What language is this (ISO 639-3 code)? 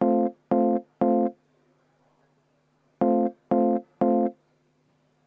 est